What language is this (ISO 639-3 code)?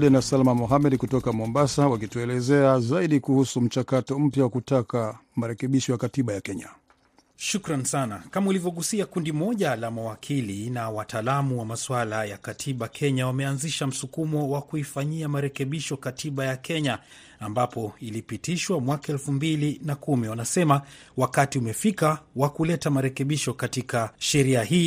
swa